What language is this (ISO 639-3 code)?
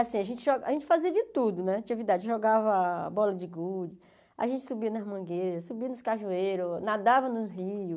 por